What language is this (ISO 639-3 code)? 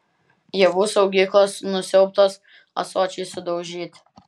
lit